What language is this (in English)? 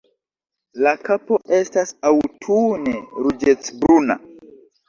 Esperanto